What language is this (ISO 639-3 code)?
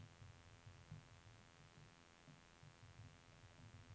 nor